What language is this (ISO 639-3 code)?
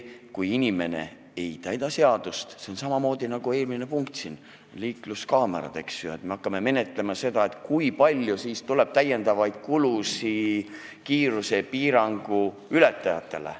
est